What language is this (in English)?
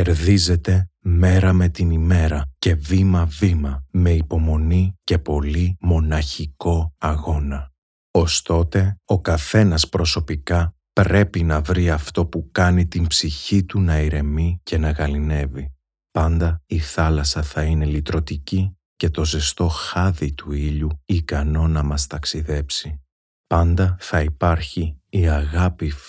Greek